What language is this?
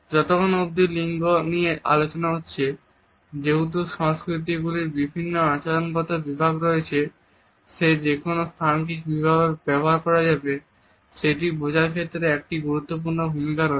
Bangla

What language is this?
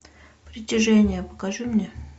Russian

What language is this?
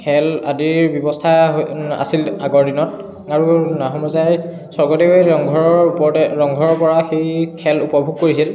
Assamese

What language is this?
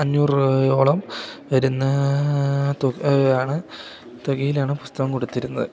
Malayalam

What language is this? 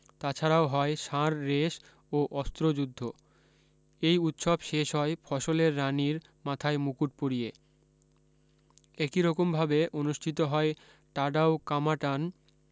Bangla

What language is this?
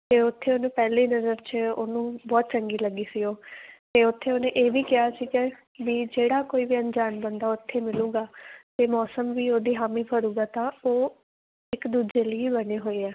Punjabi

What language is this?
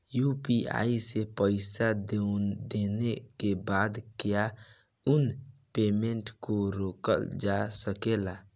Bhojpuri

